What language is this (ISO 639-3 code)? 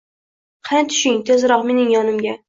uzb